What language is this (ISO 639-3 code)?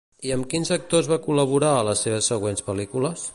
cat